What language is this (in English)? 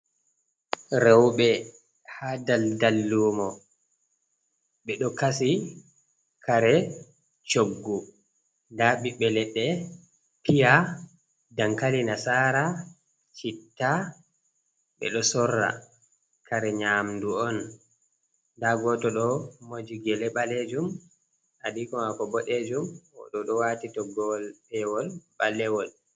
Fula